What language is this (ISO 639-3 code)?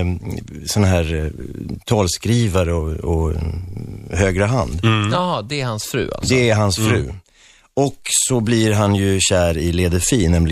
swe